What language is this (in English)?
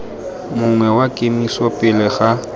Tswana